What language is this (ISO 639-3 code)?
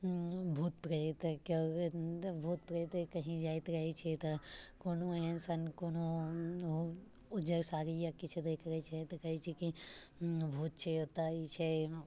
mai